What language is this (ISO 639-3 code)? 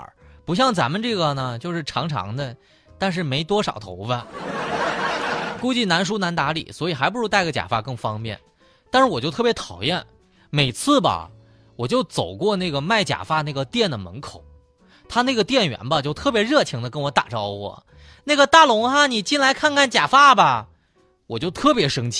zho